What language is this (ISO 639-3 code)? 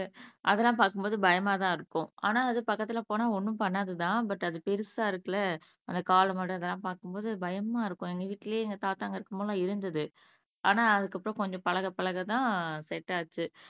tam